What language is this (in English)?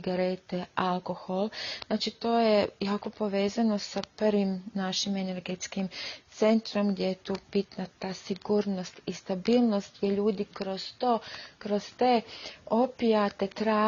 Croatian